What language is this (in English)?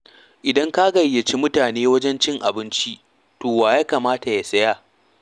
Hausa